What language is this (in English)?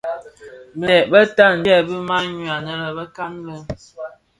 Bafia